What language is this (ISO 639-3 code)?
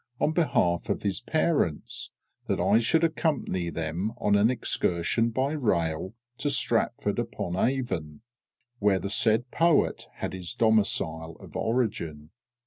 eng